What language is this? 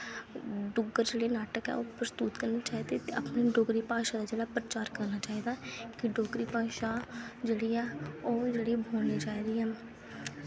Dogri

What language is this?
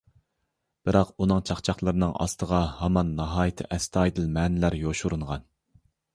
Uyghur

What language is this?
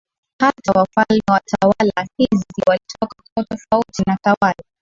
Swahili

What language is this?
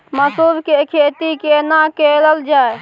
Maithili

